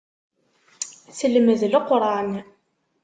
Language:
Kabyle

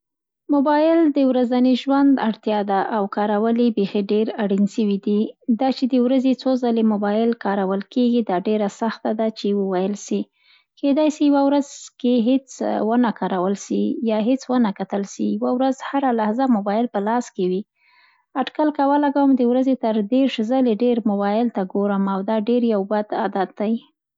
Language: Central Pashto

